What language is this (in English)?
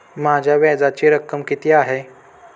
Marathi